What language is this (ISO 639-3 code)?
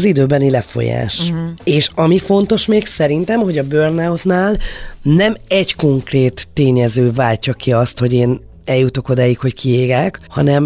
hun